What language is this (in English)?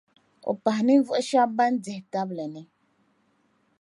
Dagbani